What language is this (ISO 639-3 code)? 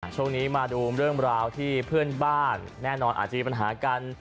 tha